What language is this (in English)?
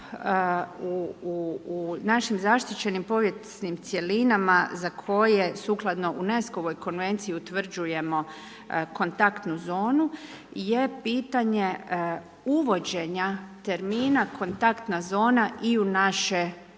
Croatian